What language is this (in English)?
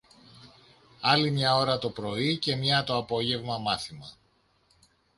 Greek